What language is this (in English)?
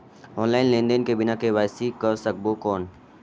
Chhattisgarhi